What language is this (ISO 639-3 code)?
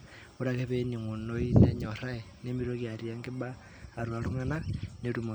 mas